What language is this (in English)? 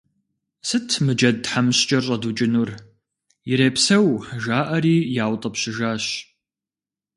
Kabardian